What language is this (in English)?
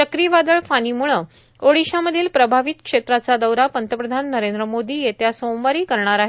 Marathi